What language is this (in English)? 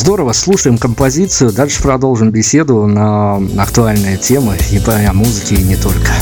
Russian